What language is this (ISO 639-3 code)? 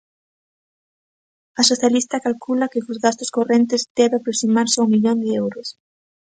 glg